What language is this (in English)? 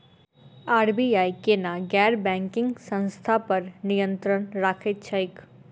Maithili